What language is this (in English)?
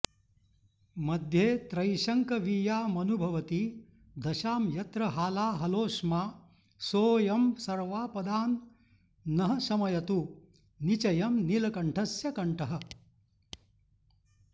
Sanskrit